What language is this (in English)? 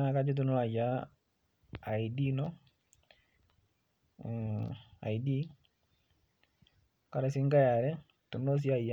Masai